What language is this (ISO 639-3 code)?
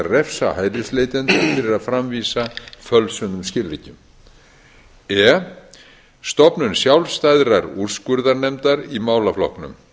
isl